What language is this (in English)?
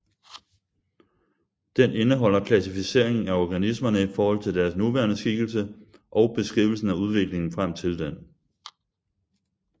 Danish